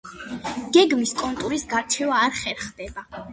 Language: Georgian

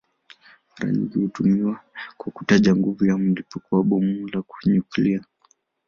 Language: Swahili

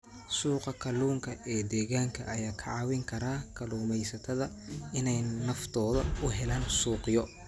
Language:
Somali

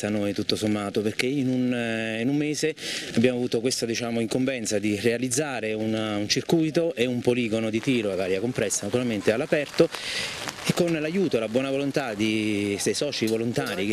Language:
Italian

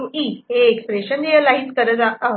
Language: Marathi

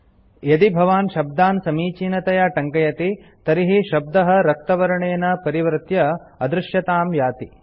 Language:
Sanskrit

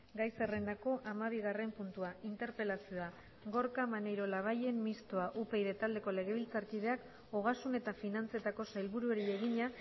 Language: Basque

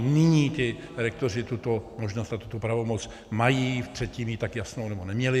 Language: Czech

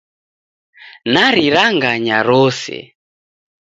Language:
Taita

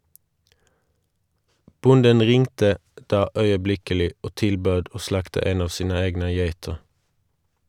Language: Norwegian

